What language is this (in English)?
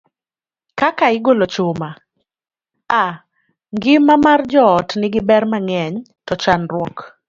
Luo (Kenya and Tanzania)